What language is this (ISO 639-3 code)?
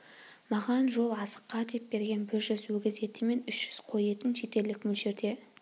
kaz